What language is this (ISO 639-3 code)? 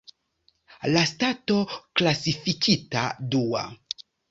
epo